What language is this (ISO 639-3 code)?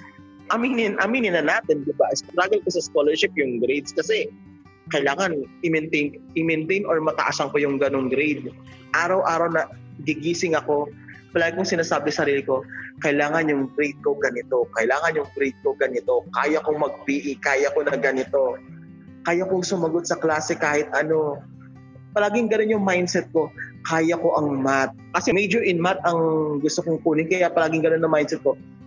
fil